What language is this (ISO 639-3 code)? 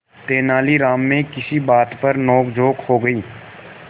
hin